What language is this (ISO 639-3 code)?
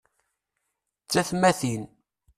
kab